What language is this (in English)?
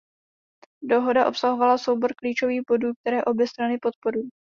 Czech